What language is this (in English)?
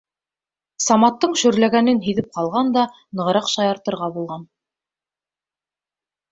Bashkir